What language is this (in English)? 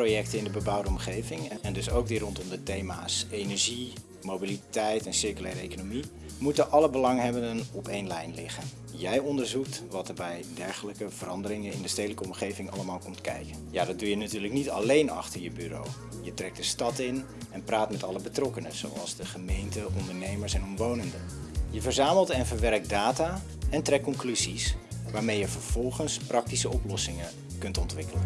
Dutch